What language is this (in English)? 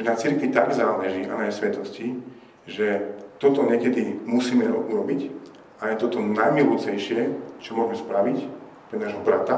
Slovak